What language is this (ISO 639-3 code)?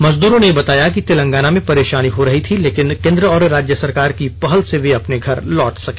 hin